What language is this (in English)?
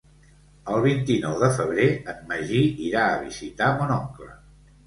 Catalan